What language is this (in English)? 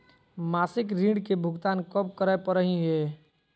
Magahi